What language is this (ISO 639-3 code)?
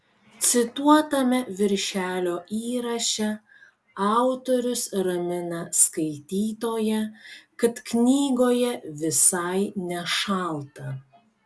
lit